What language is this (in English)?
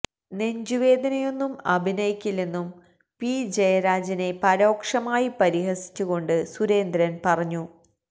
Malayalam